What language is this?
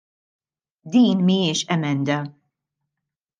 Maltese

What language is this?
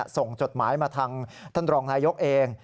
Thai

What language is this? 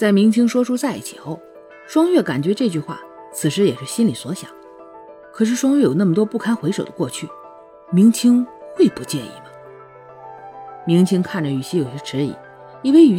Chinese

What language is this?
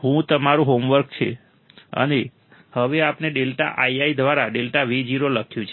Gujarati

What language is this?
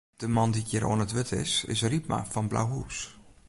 Western Frisian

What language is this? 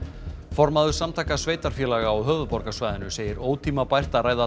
Icelandic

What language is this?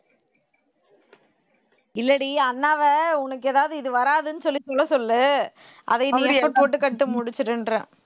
Tamil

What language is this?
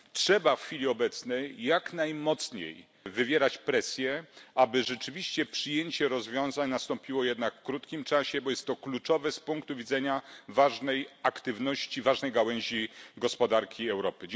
Polish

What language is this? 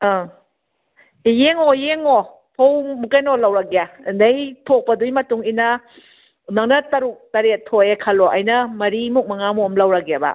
Manipuri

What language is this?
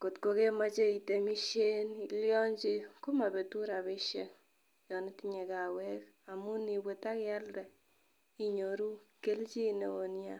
Kalenjin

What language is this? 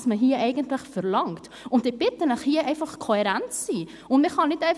Swiss German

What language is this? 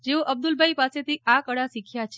Gujarati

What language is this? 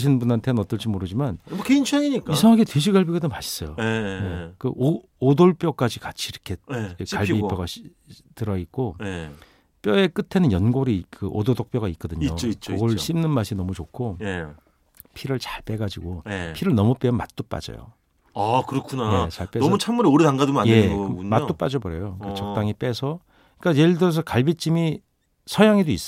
Korean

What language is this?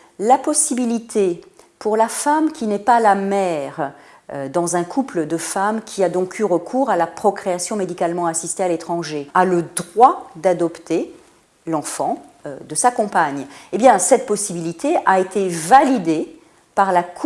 French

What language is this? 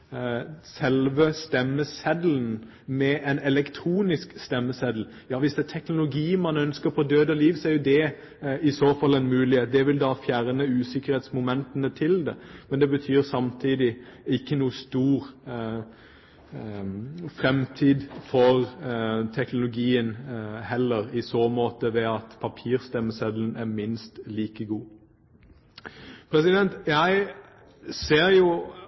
Norwegian Bokmål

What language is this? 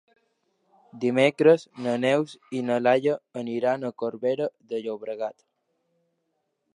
Catalan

